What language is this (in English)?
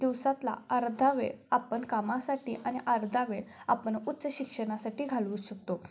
Marathi